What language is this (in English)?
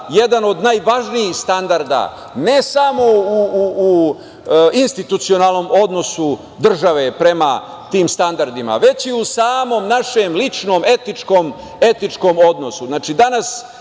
Serbian